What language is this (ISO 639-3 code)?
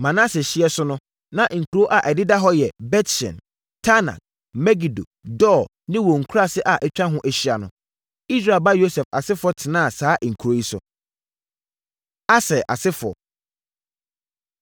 aka